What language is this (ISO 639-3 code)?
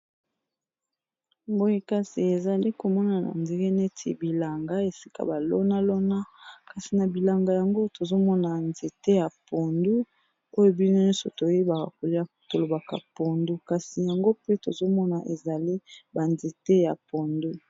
lin